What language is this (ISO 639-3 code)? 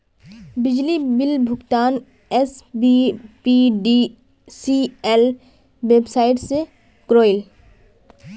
mag